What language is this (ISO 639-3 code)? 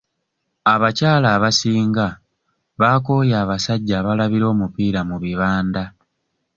lug